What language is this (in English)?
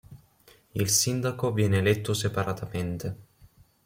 Italian